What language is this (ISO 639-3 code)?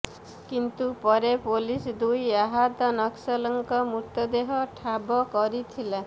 ori